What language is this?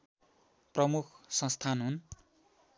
Nepali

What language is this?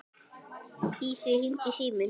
Icelandic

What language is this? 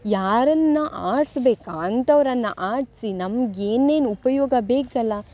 Kannada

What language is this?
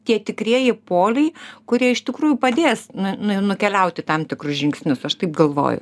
Lithuanian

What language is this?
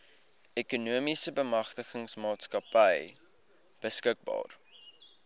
Afrikaans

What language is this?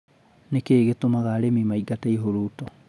Kikuyu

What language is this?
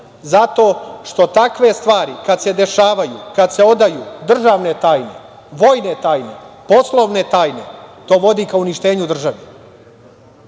Serbian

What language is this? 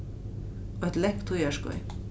Faroese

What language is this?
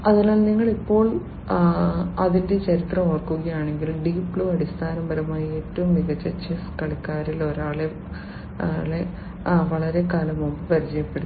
Malayalam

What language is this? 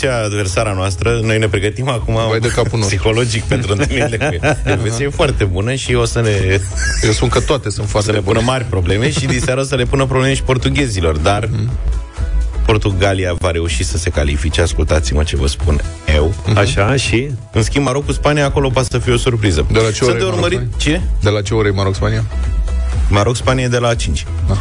Romanian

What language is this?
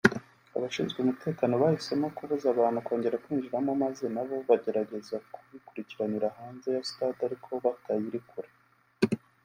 Kinyarwanda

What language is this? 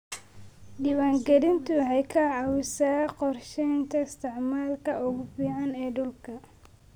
Somali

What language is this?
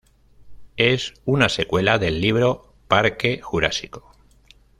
Spanish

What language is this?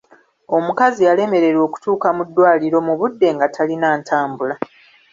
Ganda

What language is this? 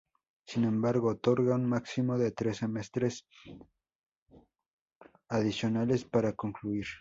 Spanish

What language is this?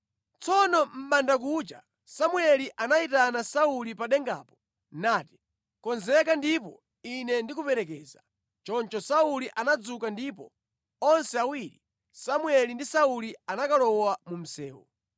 Nyanja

